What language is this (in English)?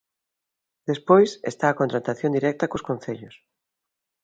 Galician